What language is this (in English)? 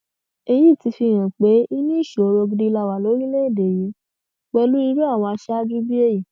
Yoruba